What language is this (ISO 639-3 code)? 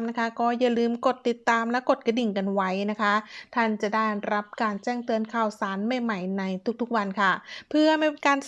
tha